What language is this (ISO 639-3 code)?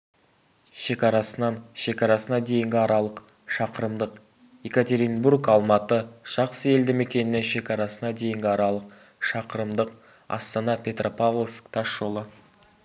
kaz